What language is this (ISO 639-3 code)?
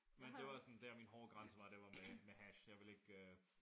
dan